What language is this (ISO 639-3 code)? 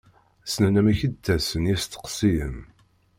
kab